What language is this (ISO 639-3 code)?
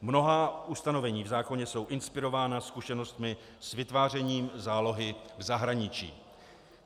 ces